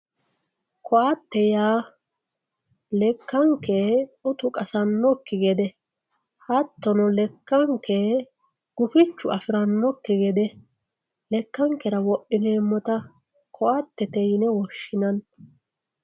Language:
Sidamo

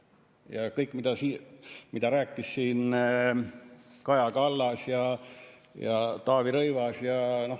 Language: Estonian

